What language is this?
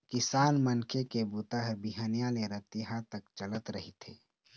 Chhattisgarhi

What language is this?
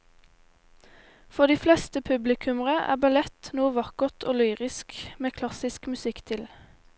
Norwegian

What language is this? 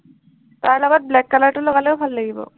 Assamese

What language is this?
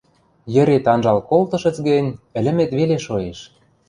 Western Mari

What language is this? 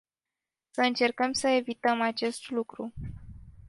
Romanian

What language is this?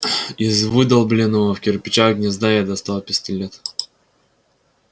Russian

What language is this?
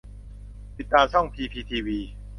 Thai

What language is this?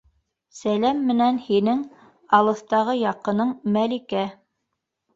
Bashkir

